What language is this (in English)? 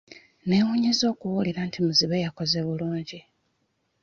Ganda